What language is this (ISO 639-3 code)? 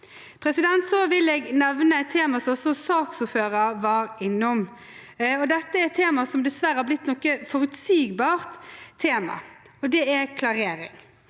nor